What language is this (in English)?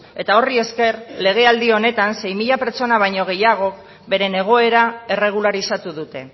Basque